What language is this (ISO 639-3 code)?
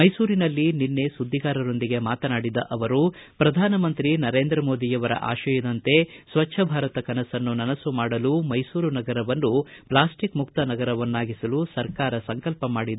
kan